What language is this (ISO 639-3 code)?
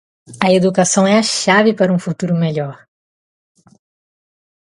por